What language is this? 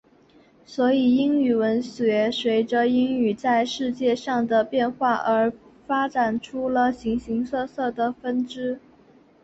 Chinese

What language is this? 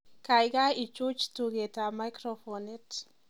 Kalenjin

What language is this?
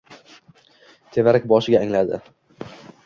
Uzbek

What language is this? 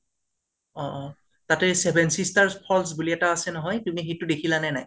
Assamese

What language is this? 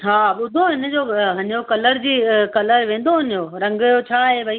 Sindhi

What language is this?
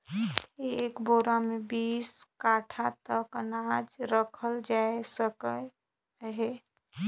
Chhattisgarhi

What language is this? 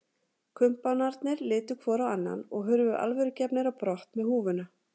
Icelandic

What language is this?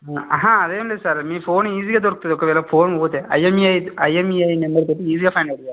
Telugu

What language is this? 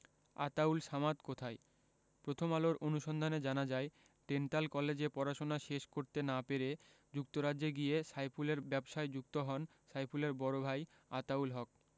Bangla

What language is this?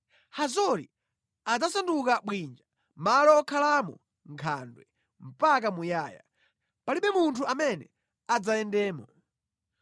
Nyanja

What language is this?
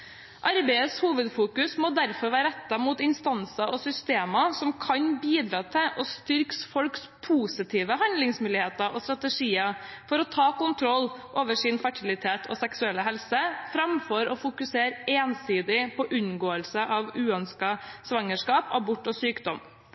Norwegian Bokmål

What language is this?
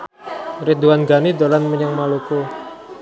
Javanese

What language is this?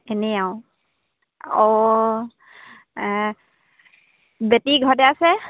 Assamese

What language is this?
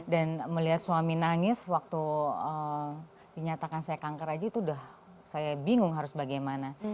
Indonesian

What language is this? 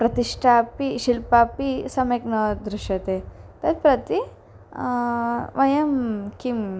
Sanskrit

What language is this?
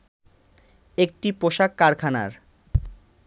Bangla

